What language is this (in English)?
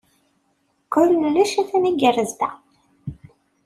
Kabyle